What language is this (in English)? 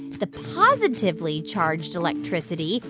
English